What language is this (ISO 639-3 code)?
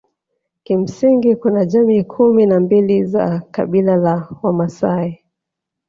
swa